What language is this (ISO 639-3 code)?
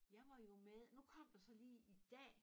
dan